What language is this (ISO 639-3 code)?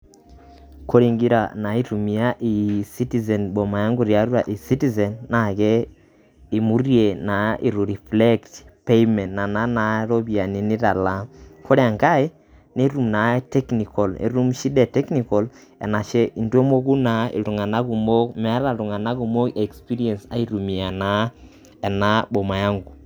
mas